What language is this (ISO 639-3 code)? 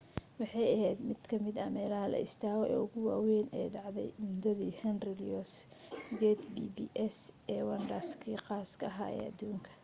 som